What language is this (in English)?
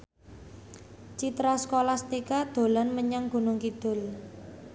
Javanese